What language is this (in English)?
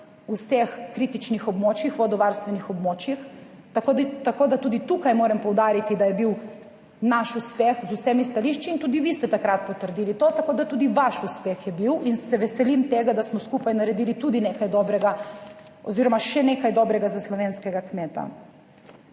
Slovenian